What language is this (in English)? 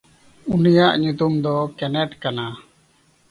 Santali